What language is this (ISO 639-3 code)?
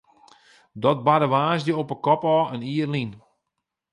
fry